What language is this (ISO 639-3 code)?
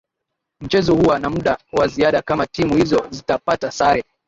swa